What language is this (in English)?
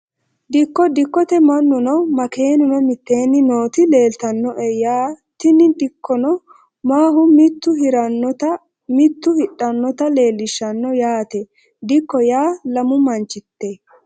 Sidamo